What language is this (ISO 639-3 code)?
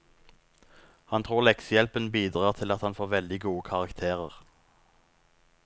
nor